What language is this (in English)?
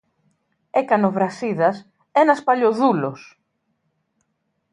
Greek